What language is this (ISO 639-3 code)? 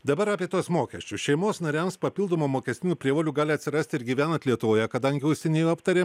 lit